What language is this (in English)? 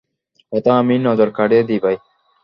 Bangla